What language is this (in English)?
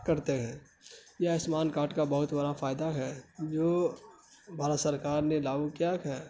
Urdu